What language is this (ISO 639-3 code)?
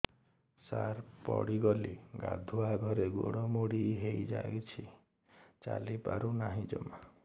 ori